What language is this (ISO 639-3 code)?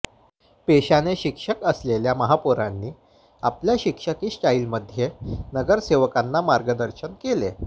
mar